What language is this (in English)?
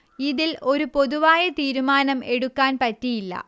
Malayalam